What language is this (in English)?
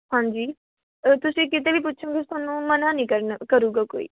Punjabi